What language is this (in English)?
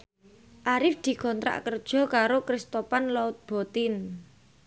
Javanese